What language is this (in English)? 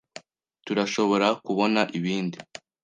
Kinyarwanda